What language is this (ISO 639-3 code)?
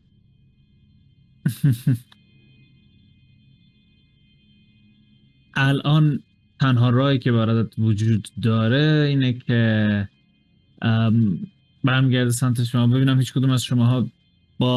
fas